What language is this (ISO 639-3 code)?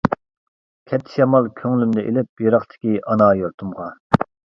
uig